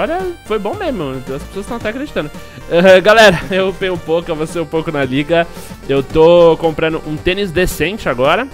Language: Portuguese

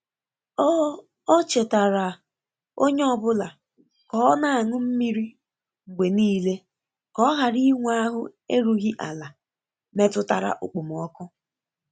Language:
Igbo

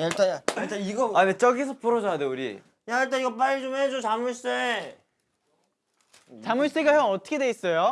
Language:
Korean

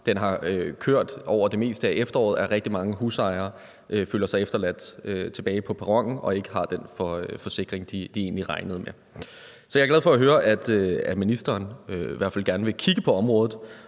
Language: Danish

